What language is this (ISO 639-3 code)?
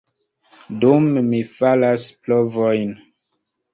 epo